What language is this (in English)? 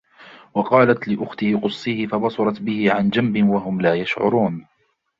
Arabic